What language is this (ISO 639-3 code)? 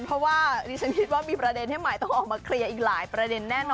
tha